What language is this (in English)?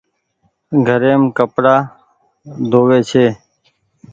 Goaria